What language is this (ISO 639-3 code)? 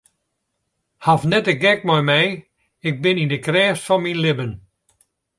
fry